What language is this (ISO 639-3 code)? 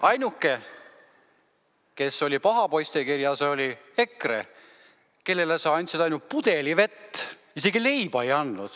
est